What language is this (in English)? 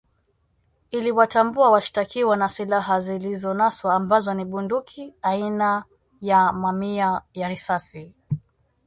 Swahili